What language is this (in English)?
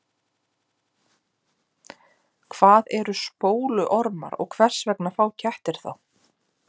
Icelandic